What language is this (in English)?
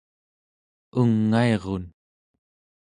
Central Yupik